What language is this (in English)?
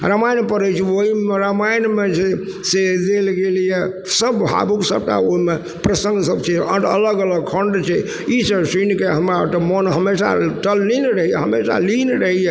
Maithili